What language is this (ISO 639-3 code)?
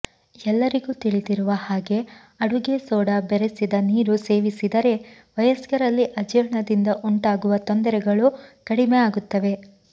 kan